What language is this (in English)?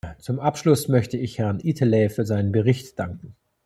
German